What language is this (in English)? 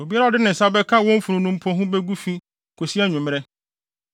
Akan